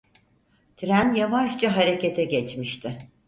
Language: Turkish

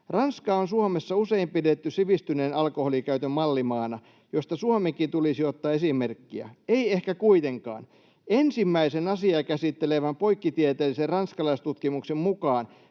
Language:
Finnish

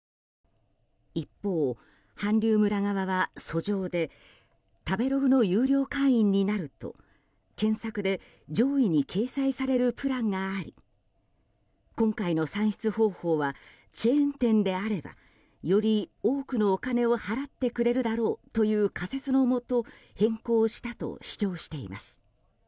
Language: Japanese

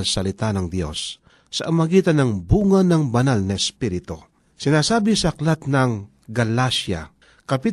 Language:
Filipino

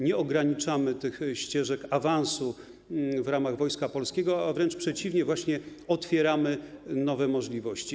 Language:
Polish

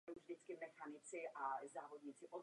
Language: Czech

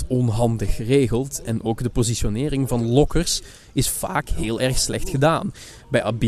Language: Dutch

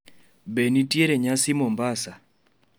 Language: Luo (Kenya and Tanzania)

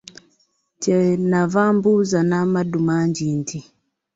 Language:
Ganda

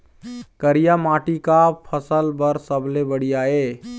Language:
Chhattisgarhi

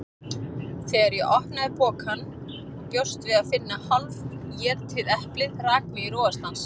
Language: Icelandic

